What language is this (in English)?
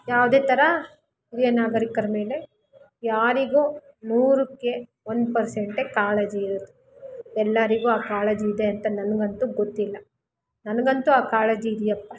Kannada